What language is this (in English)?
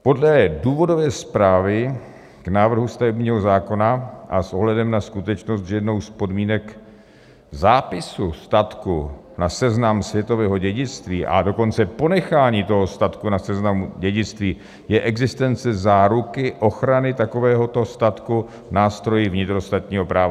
Czech